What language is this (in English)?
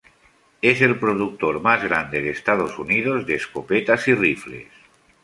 Spanish